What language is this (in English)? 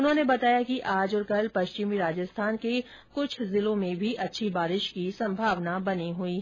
Hindi